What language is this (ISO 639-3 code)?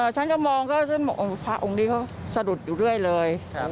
tha